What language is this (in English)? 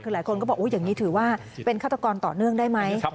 Thai